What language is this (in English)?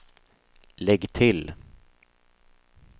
Swedish